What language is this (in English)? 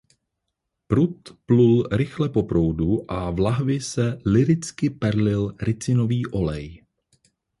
Czech